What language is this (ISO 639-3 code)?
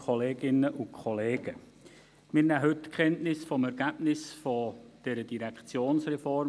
gsw